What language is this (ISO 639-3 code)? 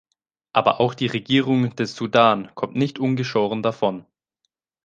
deu